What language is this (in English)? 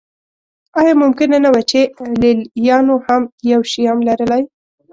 Pashto